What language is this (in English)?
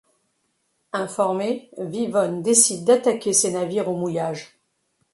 French